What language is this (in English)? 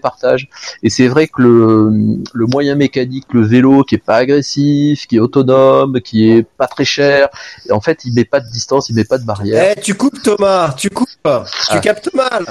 French